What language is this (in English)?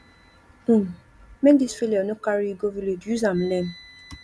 Nigerian Pidgin